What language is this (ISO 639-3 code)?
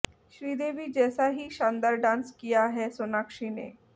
hin